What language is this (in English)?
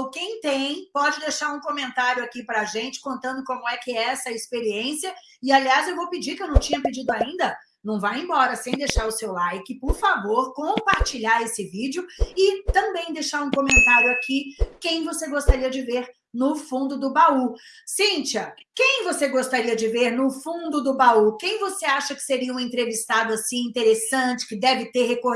Portuguese